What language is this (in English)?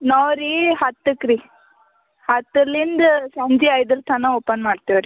Kannada